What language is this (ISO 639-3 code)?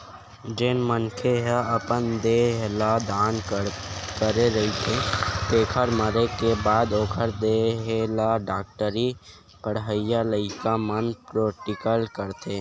hne